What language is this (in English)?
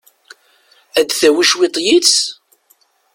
Kabyle